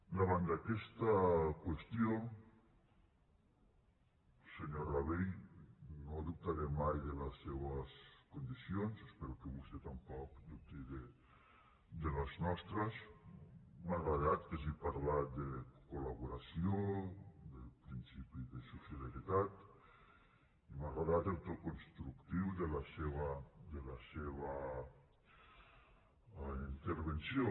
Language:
Catalan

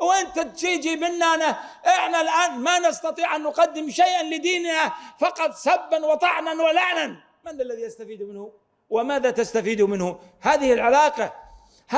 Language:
Arabic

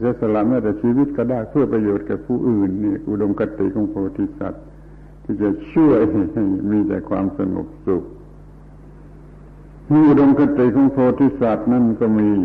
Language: Thai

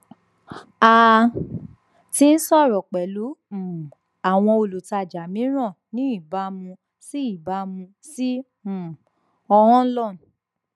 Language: Yoruba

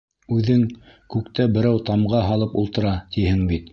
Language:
Bashkir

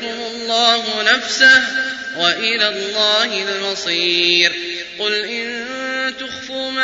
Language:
Arabic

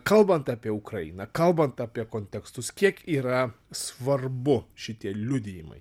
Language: Lithuanian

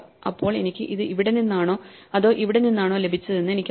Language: Malayalam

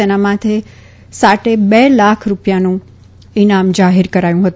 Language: Gujarati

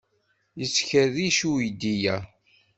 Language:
Kabyle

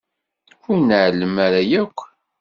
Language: Kabyle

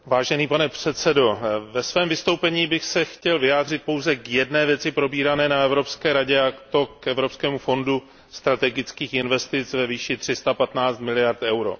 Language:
Czech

